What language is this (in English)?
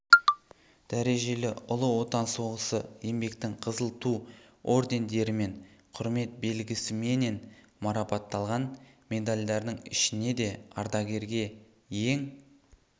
Kazakh